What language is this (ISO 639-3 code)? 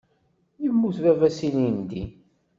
kab